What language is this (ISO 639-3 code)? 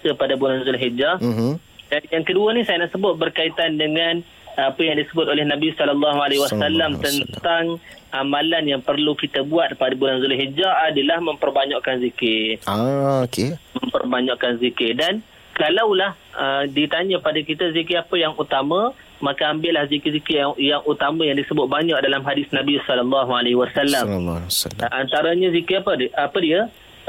msa